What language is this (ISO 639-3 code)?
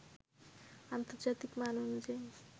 ben